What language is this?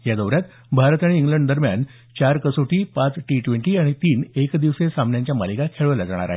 Marathi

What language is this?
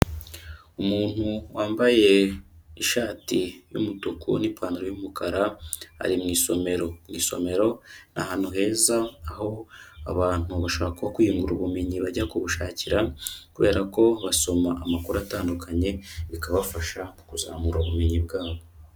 Kinyarwanda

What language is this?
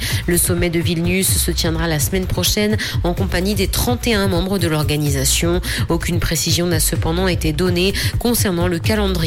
French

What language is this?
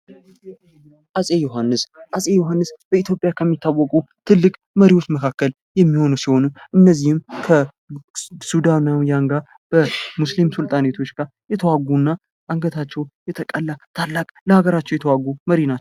Amharic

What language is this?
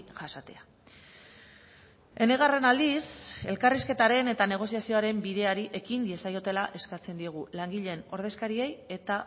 Basque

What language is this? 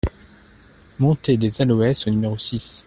French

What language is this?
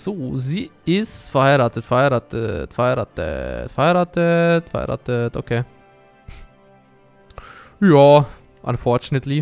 German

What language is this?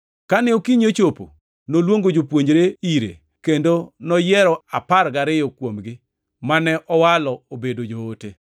Luo (Kenya and Tanzania)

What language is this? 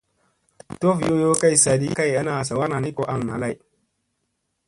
Musey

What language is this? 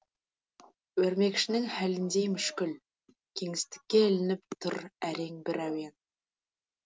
Kazakh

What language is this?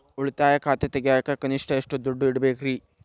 Kannada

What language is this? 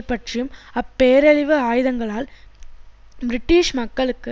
Tamil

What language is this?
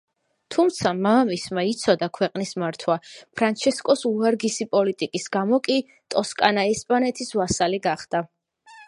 Georgian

